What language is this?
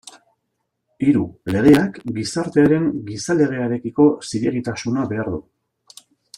Basque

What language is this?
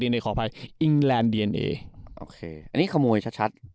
Thai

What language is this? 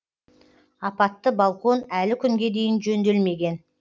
Kazakh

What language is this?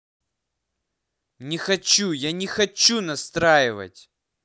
Russian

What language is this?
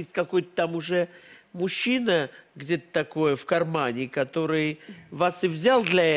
Russian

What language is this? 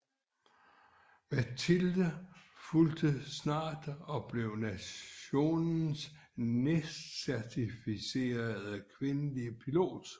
Danish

